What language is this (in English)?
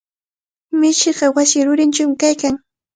Cajatambo North Lima Quechua